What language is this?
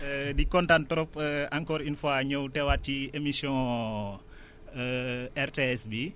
Wolof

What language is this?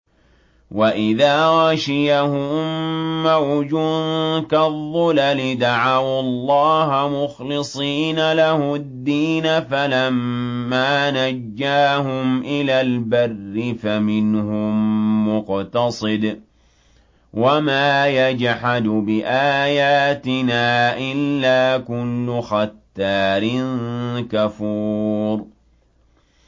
Arabic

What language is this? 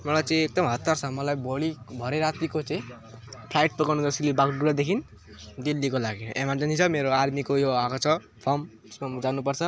Nepali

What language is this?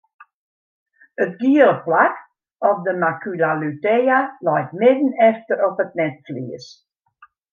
Western Frisian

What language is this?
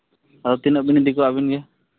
Santali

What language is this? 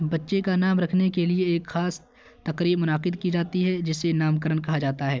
Urdu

